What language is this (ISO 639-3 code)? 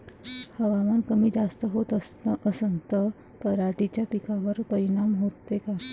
mar